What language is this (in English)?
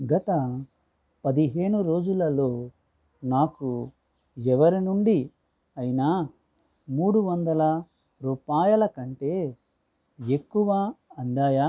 Telugu